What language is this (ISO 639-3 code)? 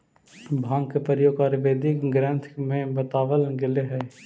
mag